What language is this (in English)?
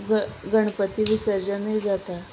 Konkani